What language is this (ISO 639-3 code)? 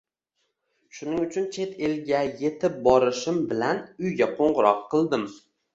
uzb